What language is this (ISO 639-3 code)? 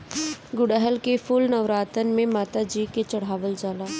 bho